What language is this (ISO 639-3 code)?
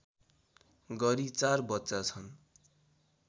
nep